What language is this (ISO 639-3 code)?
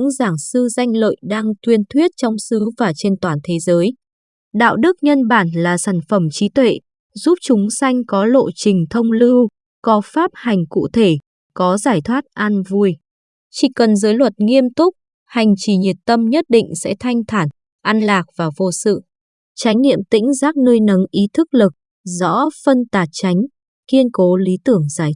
vie